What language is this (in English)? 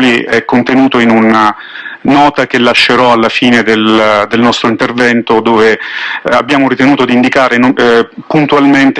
Italian